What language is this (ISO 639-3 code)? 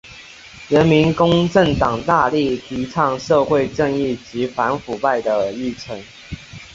zho